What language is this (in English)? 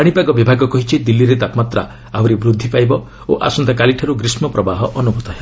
Odia